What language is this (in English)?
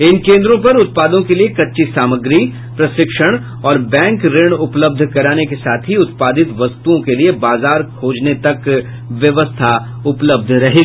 Hindi